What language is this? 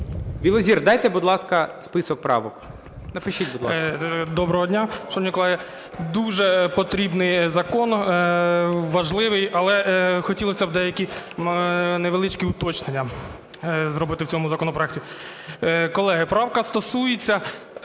Ukrainian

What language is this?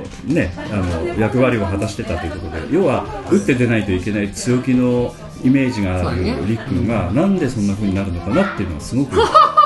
Japanese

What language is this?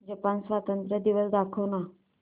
Marathi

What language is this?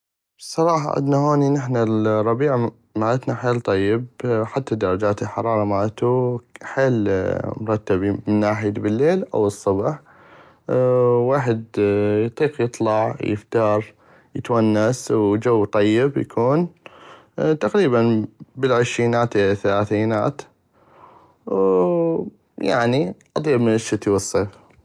North Mesopotamian Arabic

